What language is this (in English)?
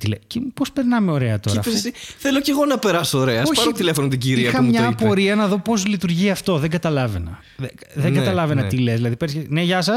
Greek